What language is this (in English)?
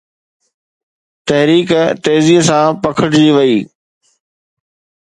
Sindhi